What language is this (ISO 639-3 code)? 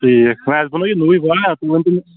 kas